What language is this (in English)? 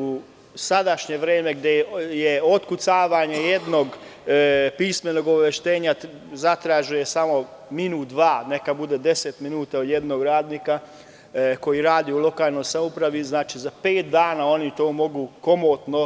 Serbian